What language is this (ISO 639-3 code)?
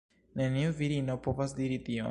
epo